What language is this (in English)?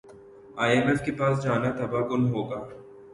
Urdu